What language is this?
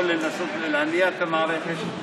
Hebrew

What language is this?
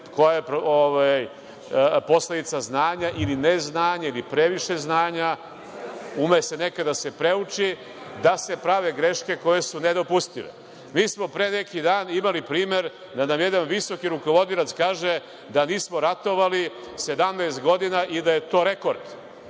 Serbian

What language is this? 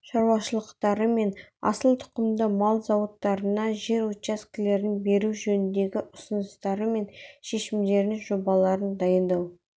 Kazakh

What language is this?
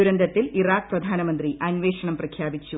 Malayalam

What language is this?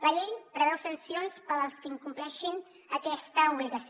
Catalan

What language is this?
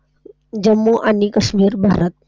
Marathi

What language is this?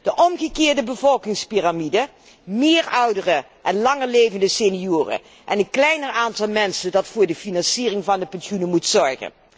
Dutch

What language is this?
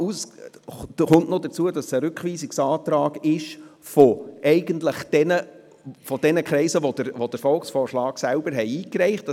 Swiss German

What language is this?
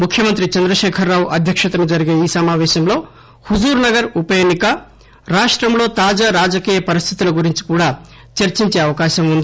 Telugu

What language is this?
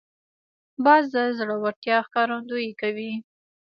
Pashto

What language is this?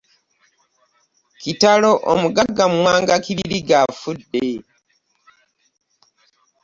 Ganda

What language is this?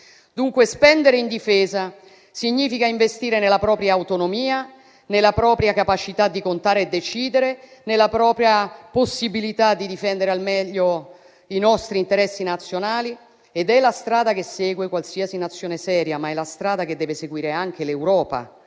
Italian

